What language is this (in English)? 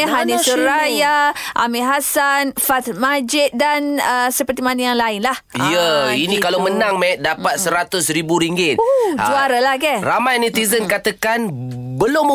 Malay